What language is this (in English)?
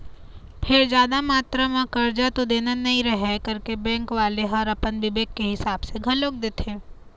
Chhattisgarhi